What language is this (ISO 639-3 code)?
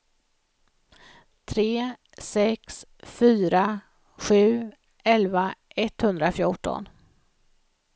swe